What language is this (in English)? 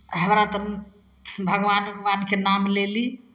Maithili